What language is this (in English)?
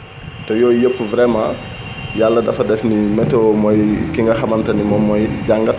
Wolof